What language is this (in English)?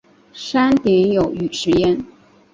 Chinese